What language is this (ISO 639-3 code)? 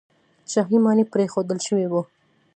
pus